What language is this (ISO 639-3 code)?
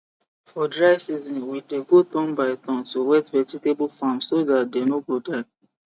pcm